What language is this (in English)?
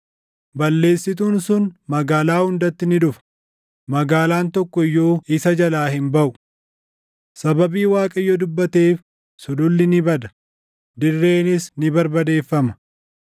Oromo